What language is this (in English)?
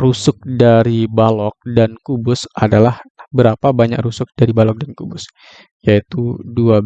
Indonesian